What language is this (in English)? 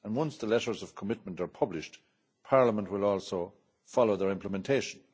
English